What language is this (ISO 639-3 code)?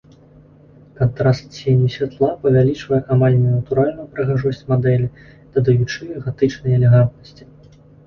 bel